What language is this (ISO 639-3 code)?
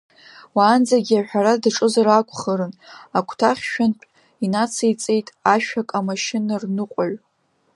abk